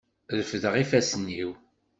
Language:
Kabyle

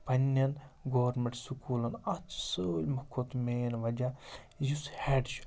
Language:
Kashmiri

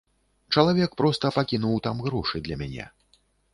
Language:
Belarusian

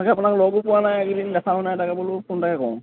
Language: Assamese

